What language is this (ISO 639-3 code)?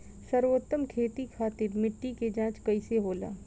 bho